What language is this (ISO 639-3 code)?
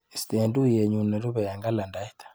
kln